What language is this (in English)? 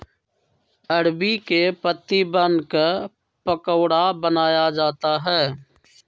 Magahi